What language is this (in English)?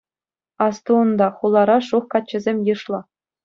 Chuvash